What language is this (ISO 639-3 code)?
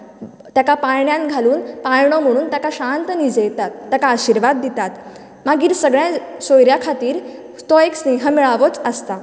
kok